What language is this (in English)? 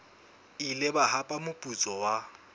Southern Sotho